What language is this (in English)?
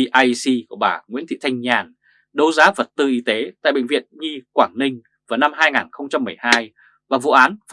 Vietnamese